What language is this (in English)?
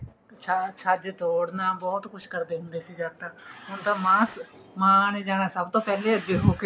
Punjabi